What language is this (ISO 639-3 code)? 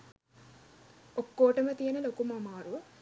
sin